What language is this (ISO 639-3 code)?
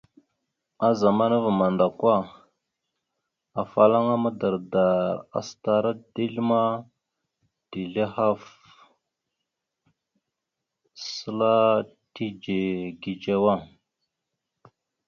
mxu